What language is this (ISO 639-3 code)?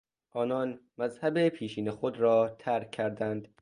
fas